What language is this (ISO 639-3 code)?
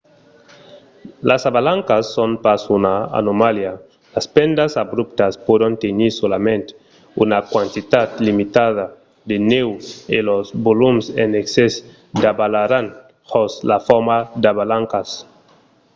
oci